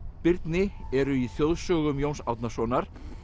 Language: Icelandic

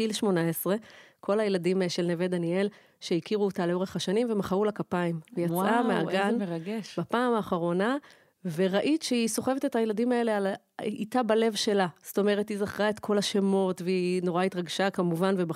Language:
Hebrew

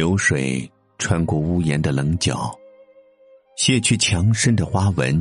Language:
Chinese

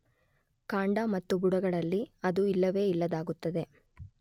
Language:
Kannada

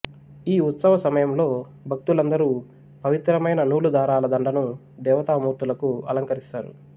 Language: Telugu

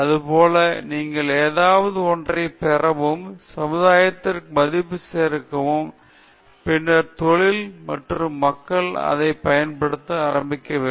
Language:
Tamil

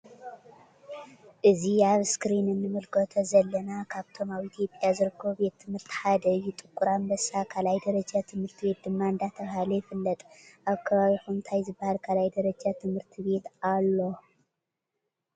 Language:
Tigrinya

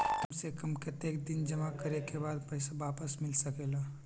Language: Magahi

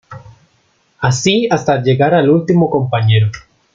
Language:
Spanish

